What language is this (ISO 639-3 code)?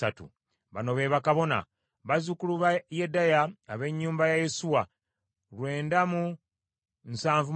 lug